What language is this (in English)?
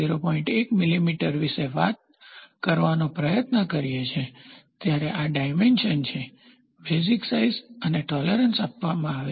Gujarati